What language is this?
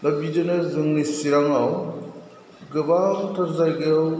Bodo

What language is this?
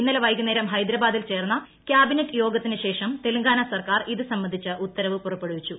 Malayalam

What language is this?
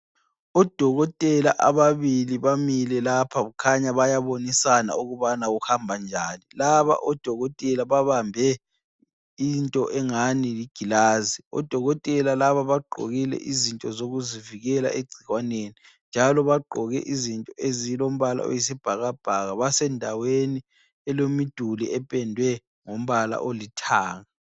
North Ndebele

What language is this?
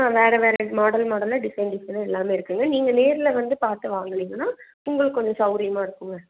Tamil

